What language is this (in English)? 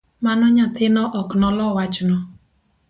Luo (Kenya and Tanzania)